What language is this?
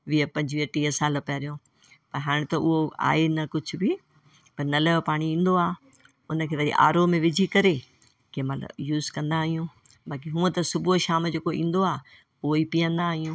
Sindhi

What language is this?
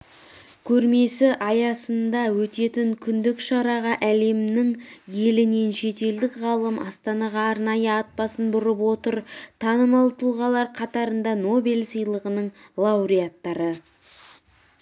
Kazakh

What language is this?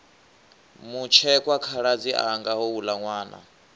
Venda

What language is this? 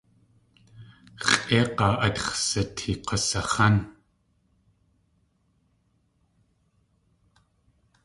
Tlingit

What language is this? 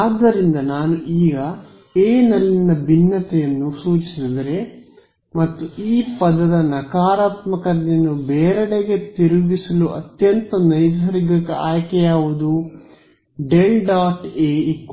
Kannada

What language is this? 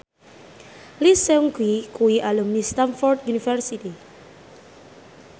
Javanese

